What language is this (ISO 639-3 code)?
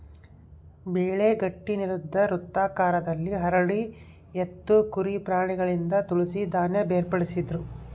kan